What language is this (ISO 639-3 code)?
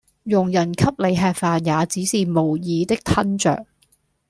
yue